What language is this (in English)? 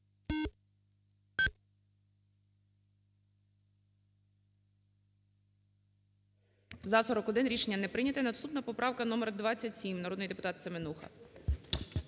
Ukrainian